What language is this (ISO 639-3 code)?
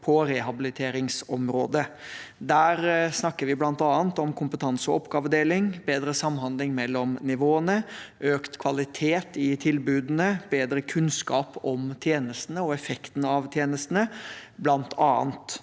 nor